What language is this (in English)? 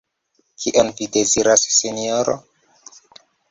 Esperanto